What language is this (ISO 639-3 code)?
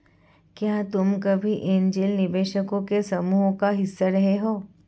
hin